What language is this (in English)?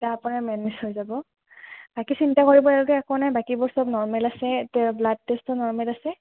Assamese